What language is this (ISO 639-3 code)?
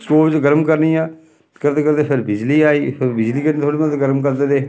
doi